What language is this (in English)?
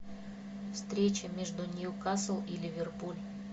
Russian